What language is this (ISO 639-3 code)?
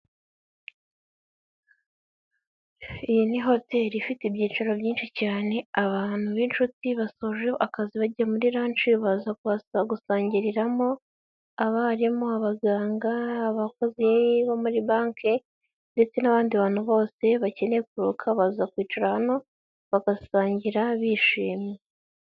kin